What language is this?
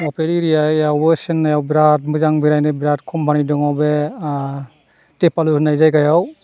Bodo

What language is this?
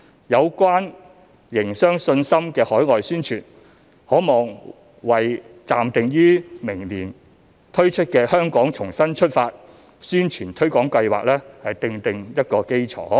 Cantonese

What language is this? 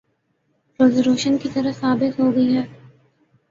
Urdu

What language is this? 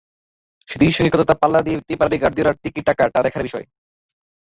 Bangla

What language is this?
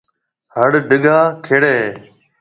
Marwari (Pakistan)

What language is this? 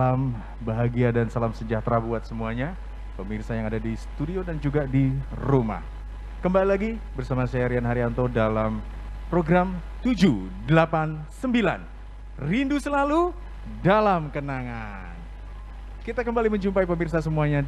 Indonesian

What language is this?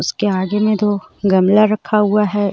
Hindi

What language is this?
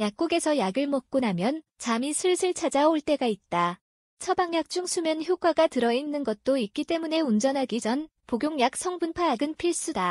Korean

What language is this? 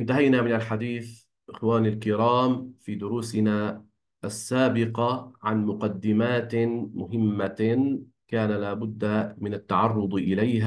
Arabic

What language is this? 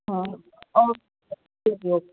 Punjabi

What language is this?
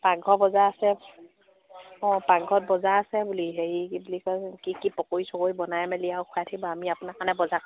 Assamese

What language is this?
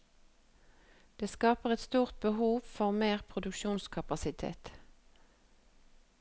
Norwegian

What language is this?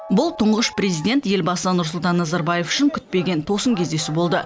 Kazakh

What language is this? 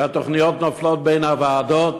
Hebrew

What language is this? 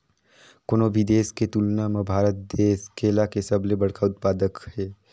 Chhattisgarhi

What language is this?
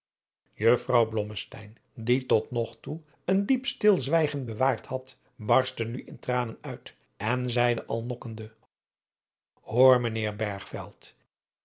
Dutch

